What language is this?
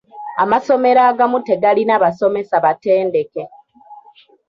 Ganda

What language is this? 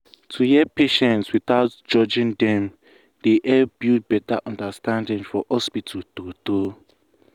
Nigerian Pidgin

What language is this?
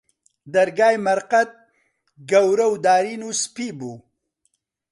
Central Kurdish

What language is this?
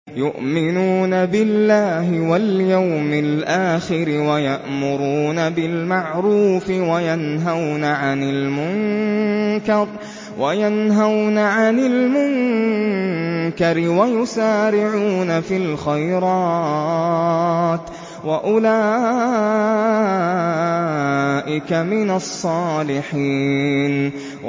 Arabic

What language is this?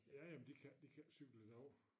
Danish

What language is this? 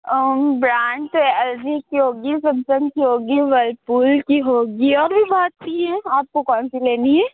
Urdu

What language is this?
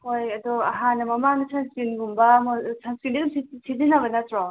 Manipuri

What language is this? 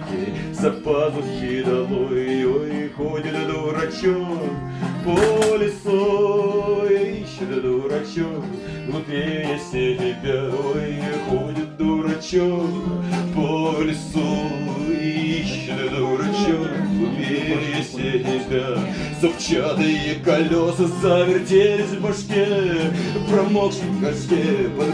Russian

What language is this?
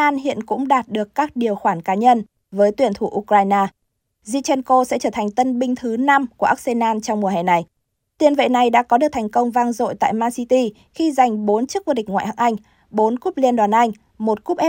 Vietnamese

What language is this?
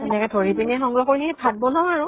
Assamese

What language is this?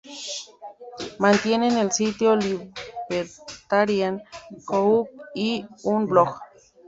Spanish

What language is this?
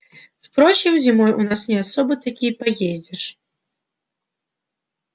Russian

